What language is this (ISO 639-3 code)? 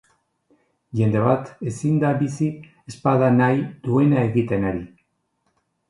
eus